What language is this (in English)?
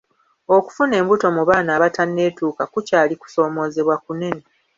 Ganda